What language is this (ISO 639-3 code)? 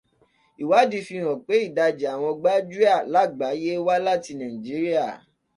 yor